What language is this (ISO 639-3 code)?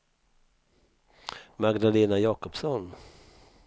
swe